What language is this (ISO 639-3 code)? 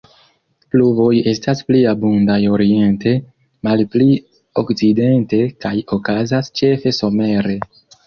epo